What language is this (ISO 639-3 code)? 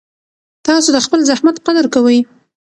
pus